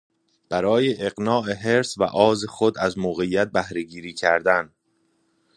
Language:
Persian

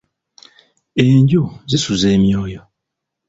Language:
Ganda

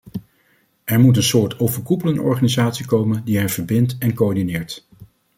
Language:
Dutch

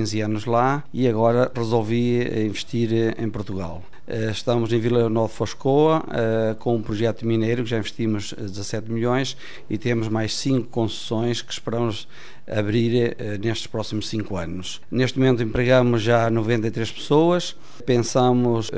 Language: Portuguese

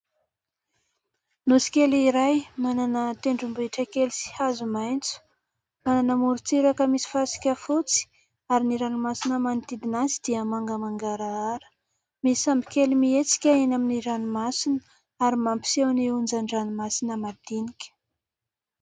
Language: Malagasy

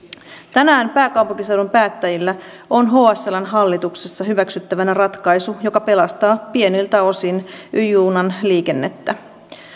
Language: Finnish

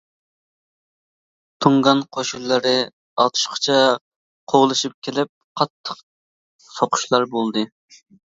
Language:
Uyghur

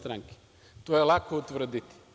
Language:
Serbian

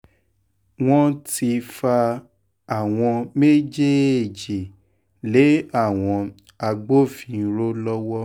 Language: Yoruba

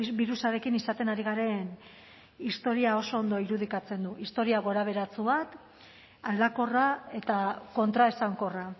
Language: Basque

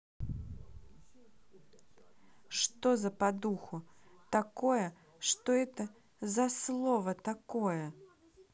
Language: Russian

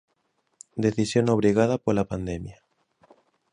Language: Galician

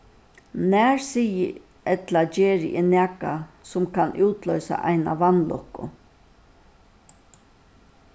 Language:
Faroese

